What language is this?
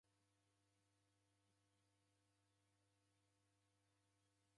Taita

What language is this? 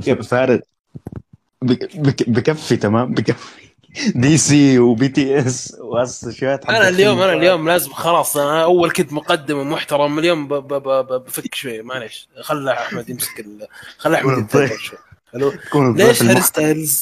Arabic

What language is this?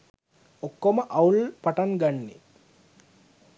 Sinhala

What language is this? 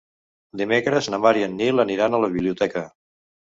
Catalan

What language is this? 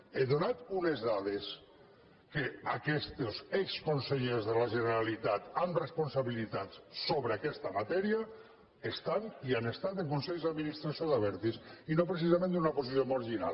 Catalan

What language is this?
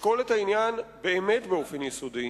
Hebrew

